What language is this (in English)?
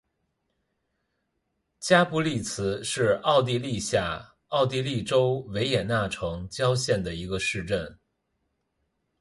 Chinese